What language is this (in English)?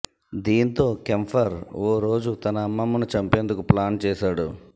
Telugu